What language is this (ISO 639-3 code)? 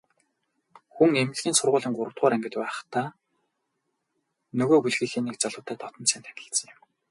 mon